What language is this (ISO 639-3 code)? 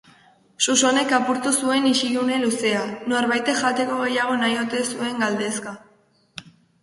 eus